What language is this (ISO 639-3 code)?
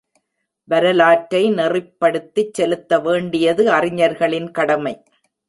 tam